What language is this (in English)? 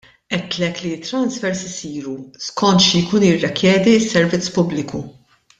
Maltese